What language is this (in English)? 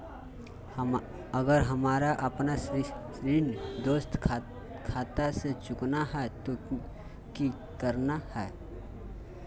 Magahi